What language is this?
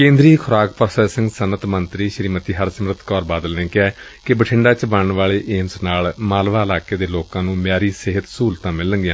Punjabi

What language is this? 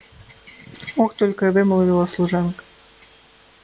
Russian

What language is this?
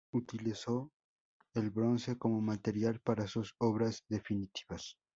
Spanish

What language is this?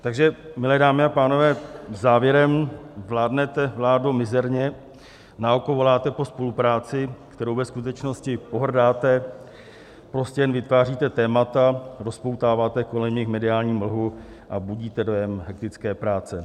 Czech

